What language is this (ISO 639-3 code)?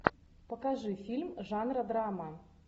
rus